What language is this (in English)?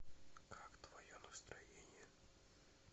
Russian